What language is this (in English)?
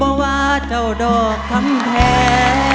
Thai